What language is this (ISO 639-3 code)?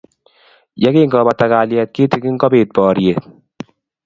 kln